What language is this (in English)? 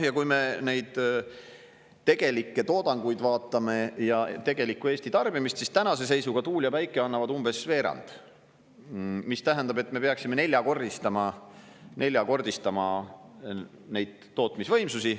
Estonian